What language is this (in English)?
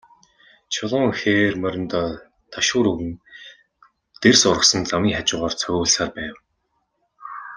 Mongolian